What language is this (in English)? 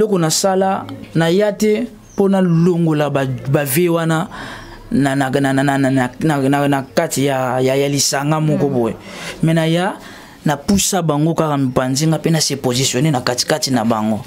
French